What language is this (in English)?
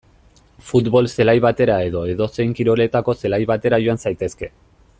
Basque